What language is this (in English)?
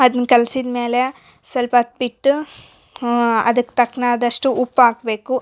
Kannada